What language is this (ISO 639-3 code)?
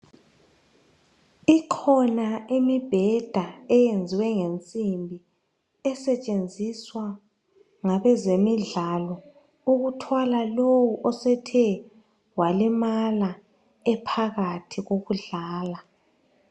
nde